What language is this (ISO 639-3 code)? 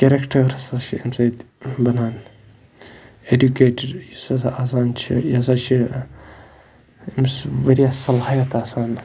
kas